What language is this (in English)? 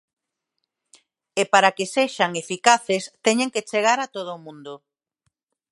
Galician